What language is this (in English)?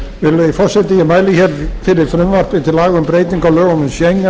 Icelandic